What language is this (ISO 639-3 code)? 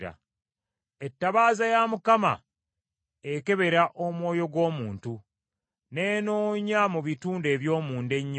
lug